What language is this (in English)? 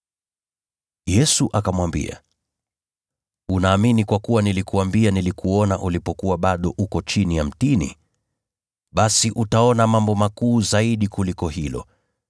Swahili